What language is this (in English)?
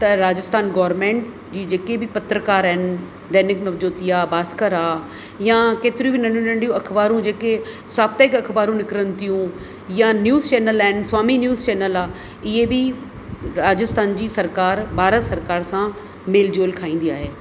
Sindhi